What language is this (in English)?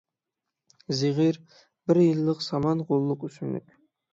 Uyghur